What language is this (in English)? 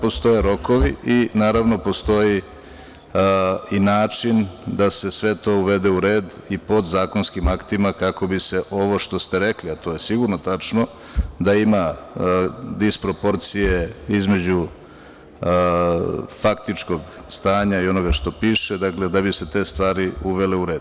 Serbian